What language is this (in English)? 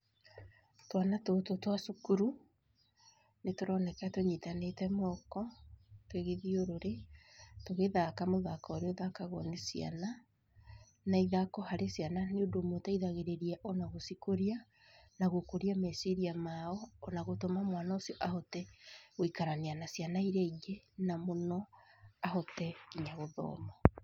Kikuyu